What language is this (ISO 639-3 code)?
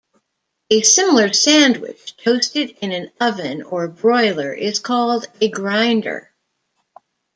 eng